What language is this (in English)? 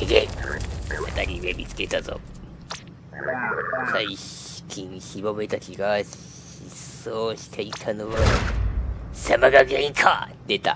Japanese